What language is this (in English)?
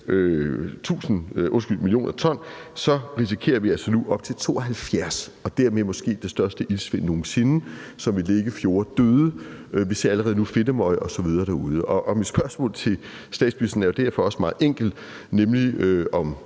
Danish